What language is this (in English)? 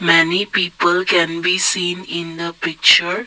English